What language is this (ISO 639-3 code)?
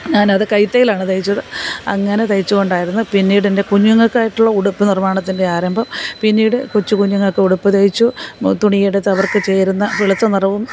mal